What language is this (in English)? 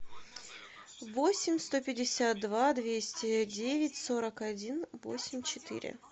Russian